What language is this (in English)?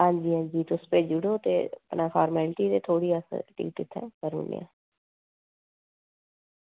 Dogri